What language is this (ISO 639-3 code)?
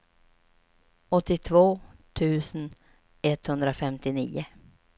swe